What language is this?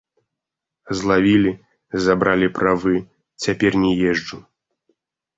Belarusian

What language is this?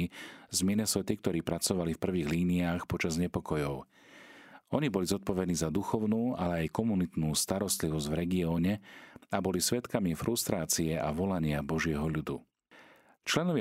Slovak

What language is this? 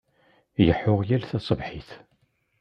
Kabyle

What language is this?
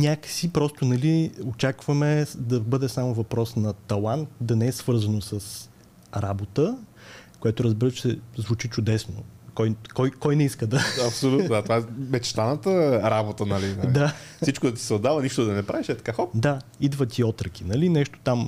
Bulgarian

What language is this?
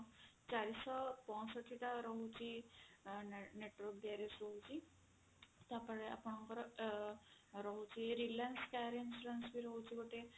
Odia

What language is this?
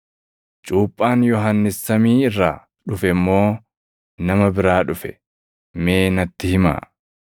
Oromo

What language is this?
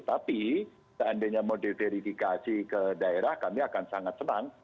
Indonesian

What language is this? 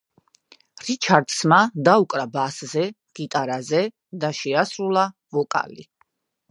Georgian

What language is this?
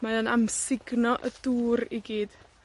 Welsh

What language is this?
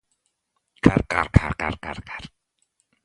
Basque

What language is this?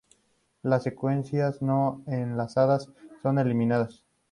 Spanish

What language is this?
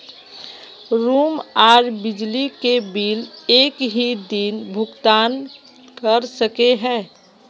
Magahi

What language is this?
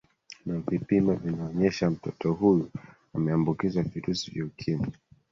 Swahili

